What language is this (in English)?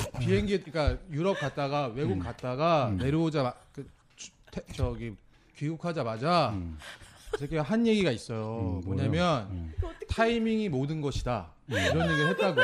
Korean